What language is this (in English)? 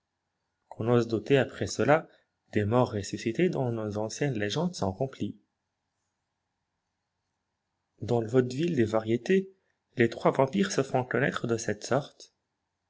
French